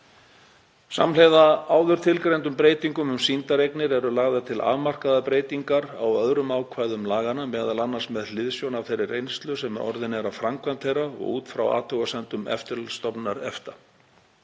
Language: Icelandic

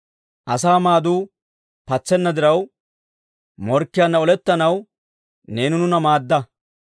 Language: Dawro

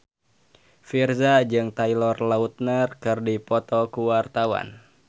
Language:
Sundanese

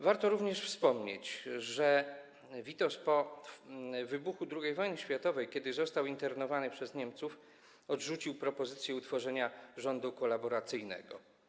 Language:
Polish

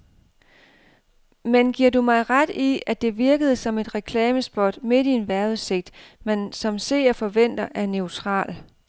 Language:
Danish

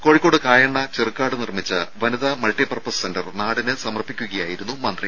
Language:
Malayalam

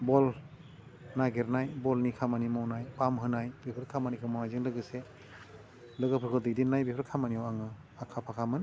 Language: Bodo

